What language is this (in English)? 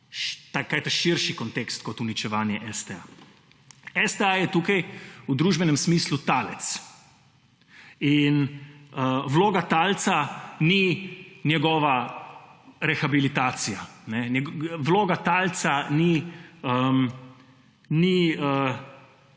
Slovenian